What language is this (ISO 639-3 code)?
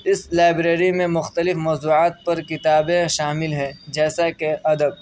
urd